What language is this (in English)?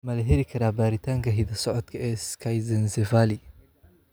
Somali